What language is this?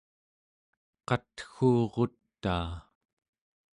Central Yupik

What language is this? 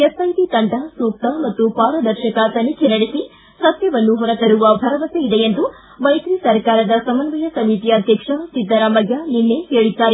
Kannada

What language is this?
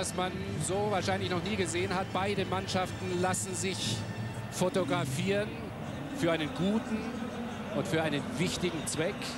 German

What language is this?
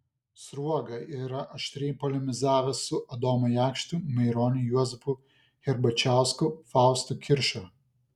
Lithuanian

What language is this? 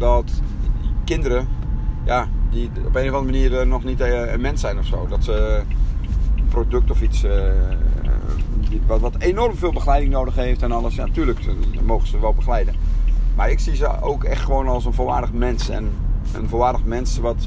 Dutch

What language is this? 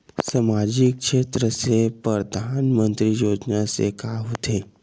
Chhattisgarhi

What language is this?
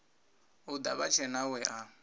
Venda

